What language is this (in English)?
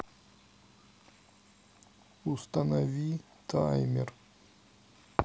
Russian